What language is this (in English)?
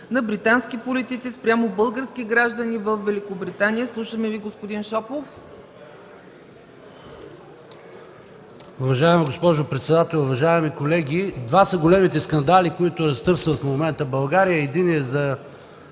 Bulgarian